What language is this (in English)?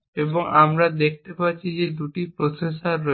Bangla